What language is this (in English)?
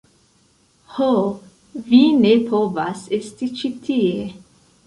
Esperanto